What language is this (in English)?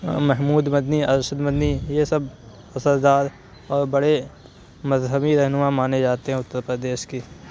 Urdu